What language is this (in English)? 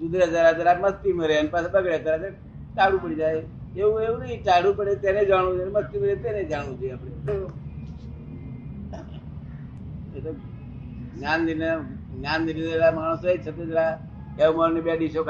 Gujarati